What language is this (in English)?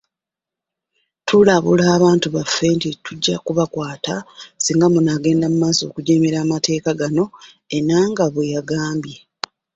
Ganda